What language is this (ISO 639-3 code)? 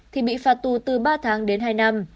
vie